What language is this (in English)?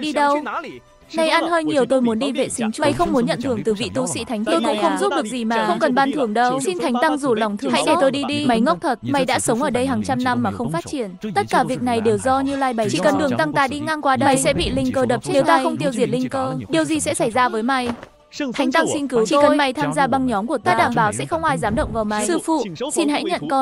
Vietnamese